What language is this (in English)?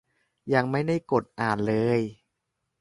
Thai